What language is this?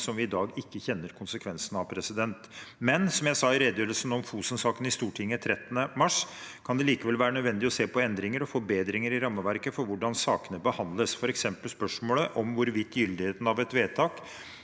Norwegian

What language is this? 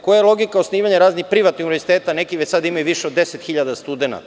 Serbian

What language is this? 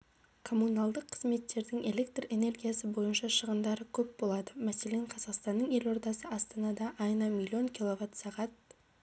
Kazakh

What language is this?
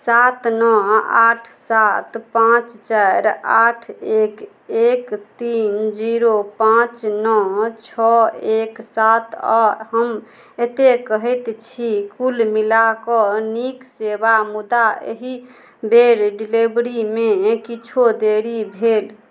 Maithili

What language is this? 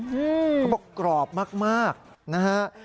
Thai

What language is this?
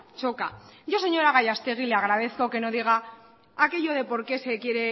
Spanish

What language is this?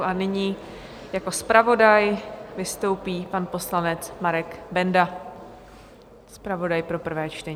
Czech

